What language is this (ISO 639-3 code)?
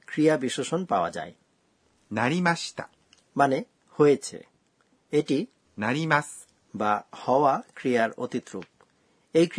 ben